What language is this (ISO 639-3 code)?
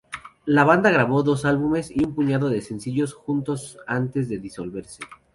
spa